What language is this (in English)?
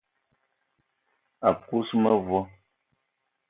Eton (Cameroon)